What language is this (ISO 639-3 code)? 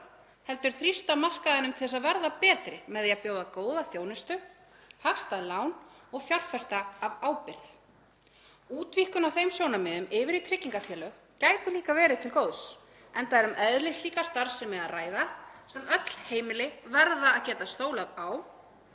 isl